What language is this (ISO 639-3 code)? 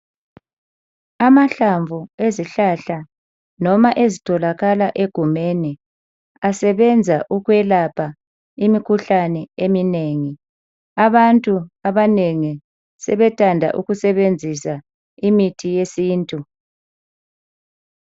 nde